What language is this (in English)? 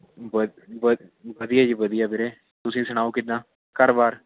Punjabi